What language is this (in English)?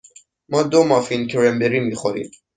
Persian